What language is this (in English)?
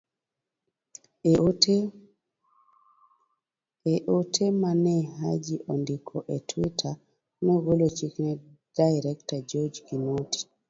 Luo (Kenya and Tanzania)